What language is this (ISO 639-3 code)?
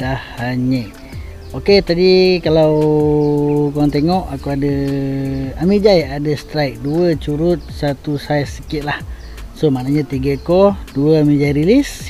msa